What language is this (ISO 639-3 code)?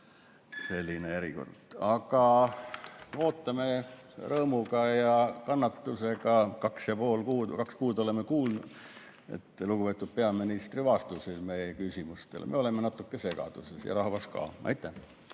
est